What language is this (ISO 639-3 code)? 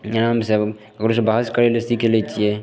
mai